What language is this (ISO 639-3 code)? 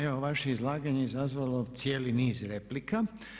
hrv